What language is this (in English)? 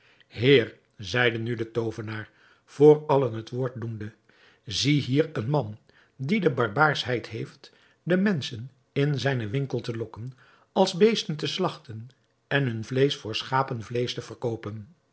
Dutch